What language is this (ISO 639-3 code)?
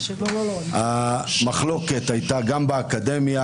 heb